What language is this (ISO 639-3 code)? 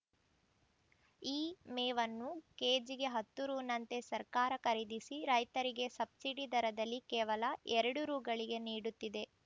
kan